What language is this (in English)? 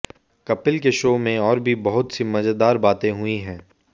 Hindi